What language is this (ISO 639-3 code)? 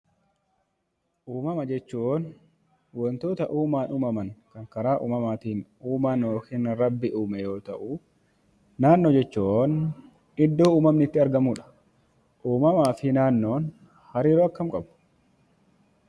orm